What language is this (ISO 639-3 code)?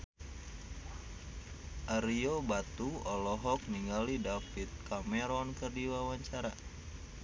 sun